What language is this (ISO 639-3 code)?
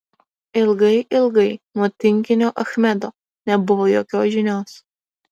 lit